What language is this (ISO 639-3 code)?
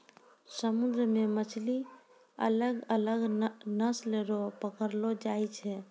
mai